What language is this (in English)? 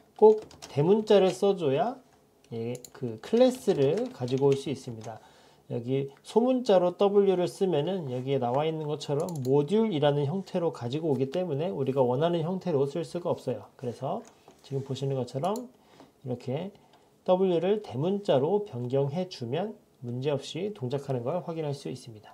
Korean